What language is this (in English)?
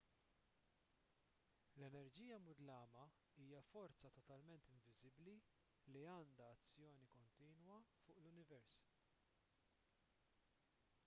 Maltese